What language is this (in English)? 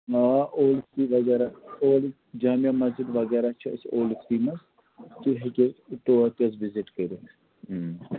Kashmiri